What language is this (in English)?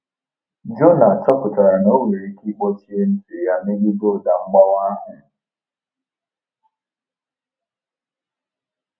Igbo